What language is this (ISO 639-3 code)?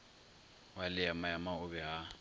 nso